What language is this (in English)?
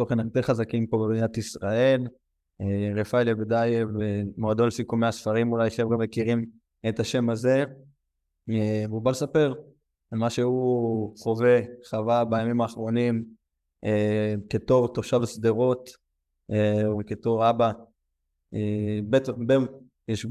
Hebrew